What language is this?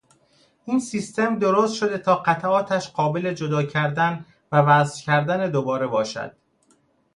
Persian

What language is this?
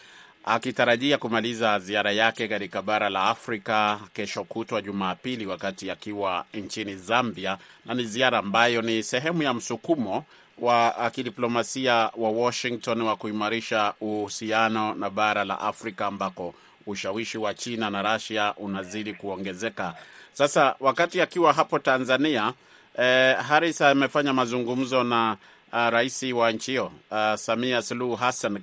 Swahili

